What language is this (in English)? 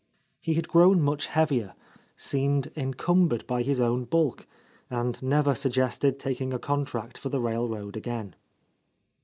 English